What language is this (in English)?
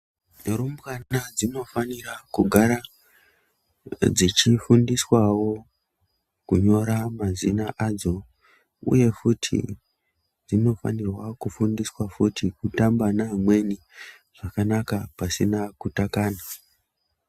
Ndau